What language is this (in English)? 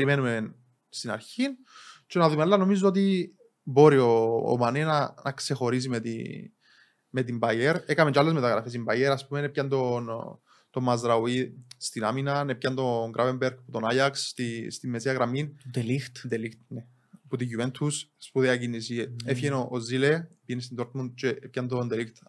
Greek